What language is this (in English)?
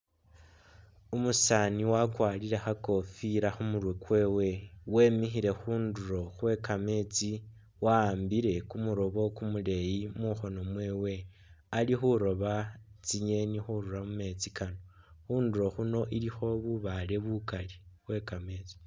Masaaba